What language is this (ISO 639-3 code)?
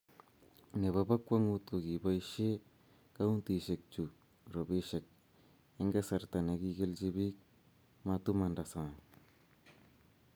kln